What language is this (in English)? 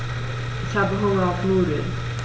German